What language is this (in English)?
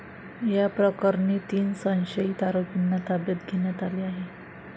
Marathi